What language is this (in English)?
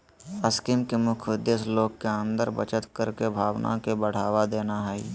Magahi